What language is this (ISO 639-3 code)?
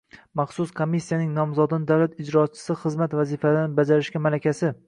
uzb